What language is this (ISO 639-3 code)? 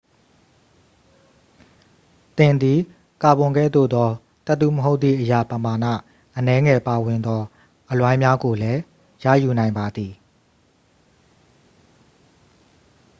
mya